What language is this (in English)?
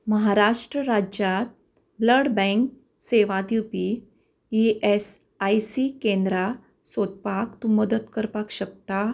Konkani